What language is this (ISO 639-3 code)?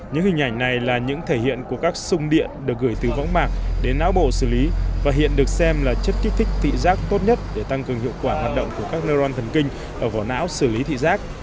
vie